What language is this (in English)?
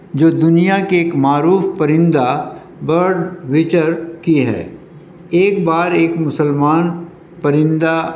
Urdu